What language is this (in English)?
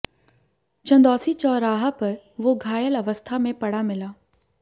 Hindi